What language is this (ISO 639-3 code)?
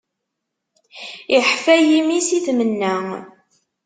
kab